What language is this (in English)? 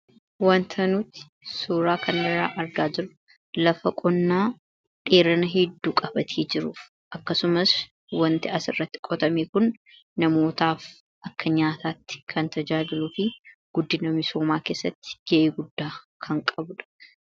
Oromo